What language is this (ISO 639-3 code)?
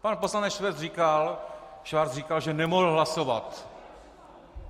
ces